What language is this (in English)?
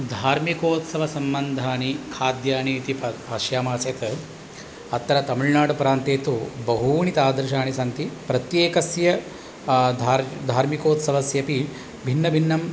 Sanskrit